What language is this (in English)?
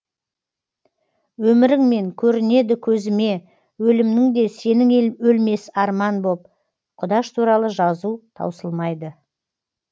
Kazakh